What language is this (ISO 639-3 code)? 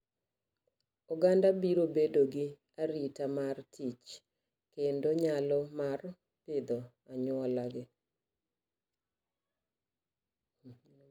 luo